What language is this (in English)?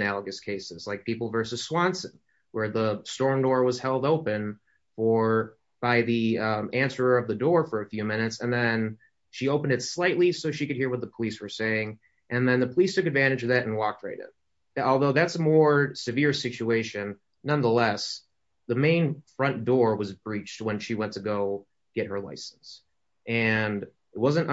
English